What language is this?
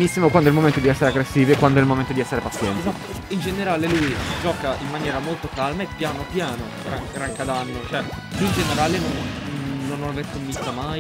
Italian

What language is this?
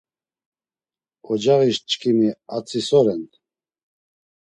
Laz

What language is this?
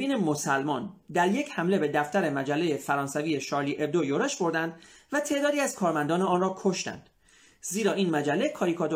Persian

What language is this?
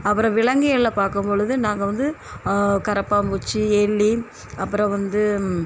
Tamil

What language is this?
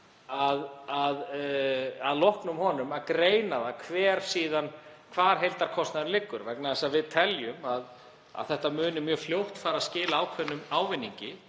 Icelandic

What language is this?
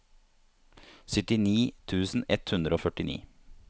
Norwegian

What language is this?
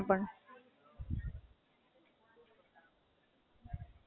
Gujarati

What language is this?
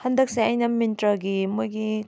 Manipuri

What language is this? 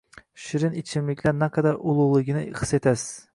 Uzbek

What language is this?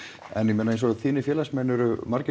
Icelandic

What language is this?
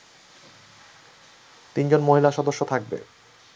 Bangla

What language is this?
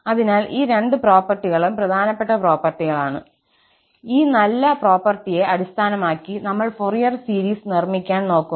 Malayalam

